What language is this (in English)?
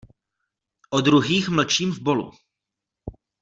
Czech